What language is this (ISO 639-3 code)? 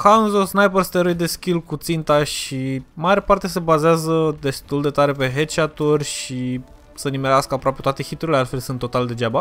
ron